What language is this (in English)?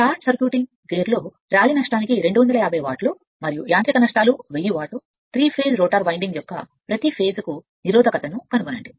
Telugu